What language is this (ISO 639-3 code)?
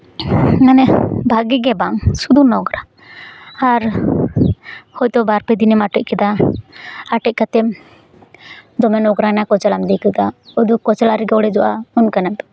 sat